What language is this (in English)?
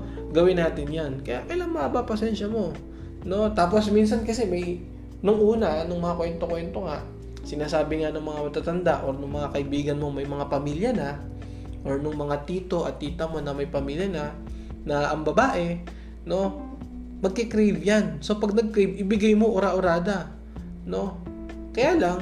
Filipino